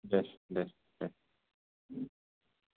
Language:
Bodo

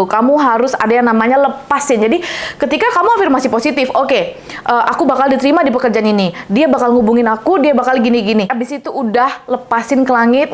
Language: Indonesian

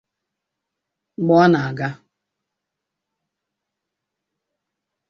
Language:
Igbo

